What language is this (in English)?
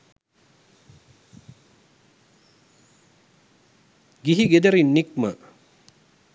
Sinhala